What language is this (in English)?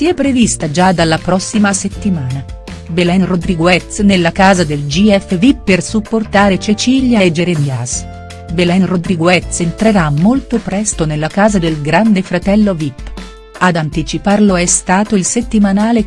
Italian